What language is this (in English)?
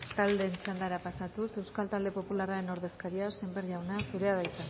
Basque